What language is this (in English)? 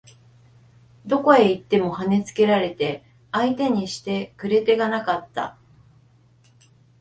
Japanese